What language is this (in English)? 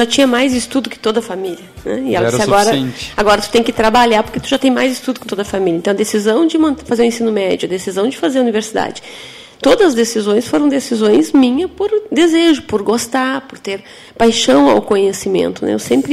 Portuguese